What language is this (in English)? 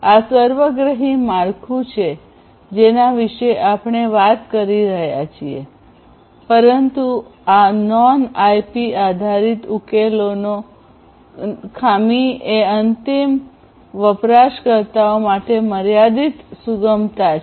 Gujarati